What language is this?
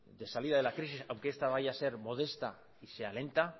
Spanish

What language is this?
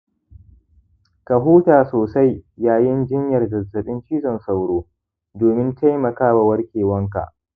Hausa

